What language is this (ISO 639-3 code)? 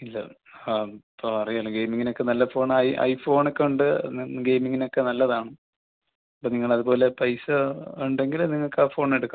mal